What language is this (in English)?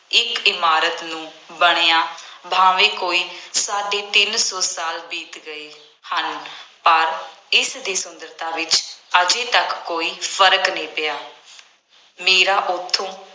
Punjabi